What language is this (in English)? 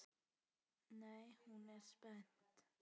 Icelandic